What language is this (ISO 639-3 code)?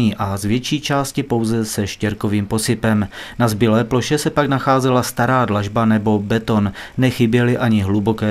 ces